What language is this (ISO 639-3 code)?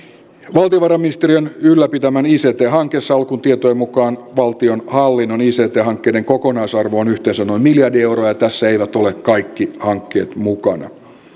fin